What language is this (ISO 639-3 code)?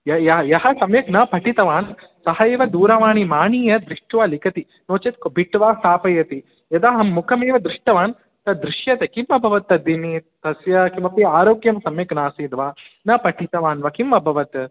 san